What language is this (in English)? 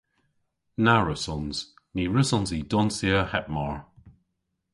Cornish